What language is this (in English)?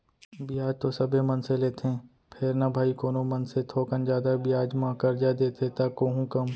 Chhattisgarhi